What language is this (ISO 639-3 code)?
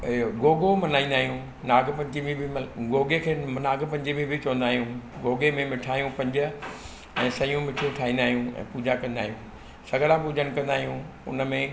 snd